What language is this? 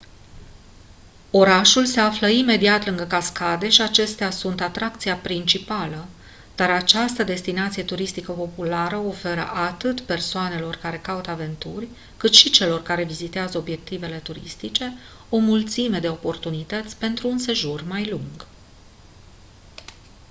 Romanian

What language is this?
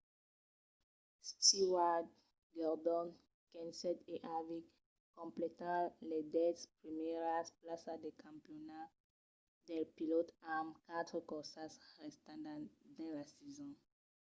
Occitan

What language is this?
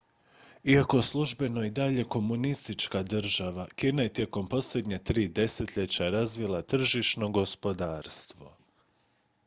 Croatian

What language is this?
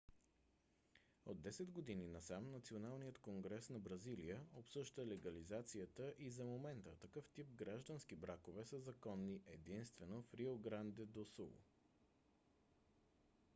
Bulgarian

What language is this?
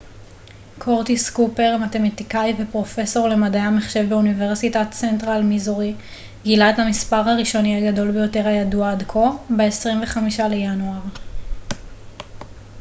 Hebrew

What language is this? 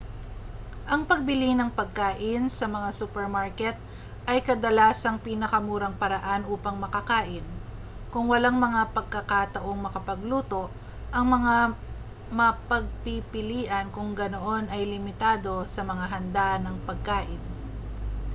Filipino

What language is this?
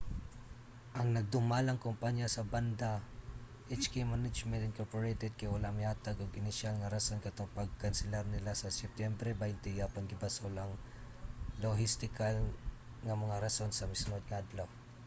Cebuano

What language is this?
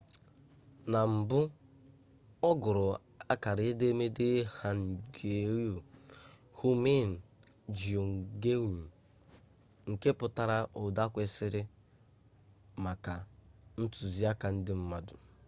Igbo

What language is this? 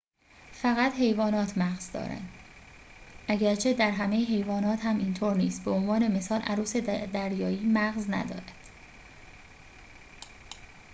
Persian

